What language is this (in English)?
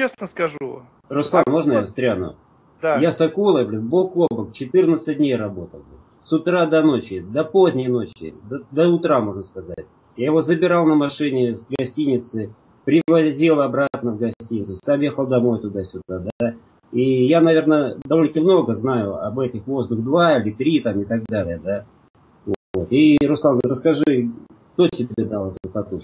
Russian